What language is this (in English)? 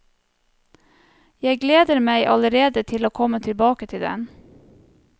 Norwegian